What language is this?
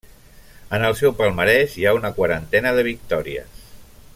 Catalan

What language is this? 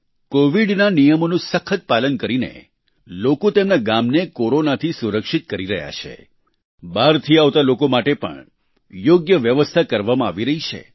Gujarati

